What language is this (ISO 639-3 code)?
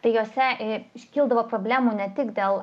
lit